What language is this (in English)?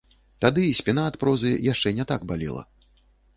Belarusian